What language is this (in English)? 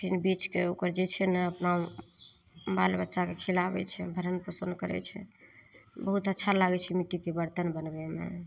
Maithili